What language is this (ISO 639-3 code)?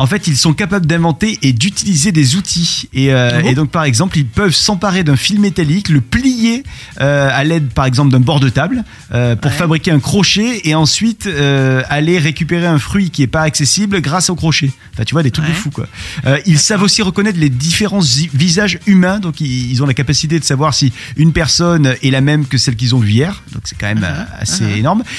fra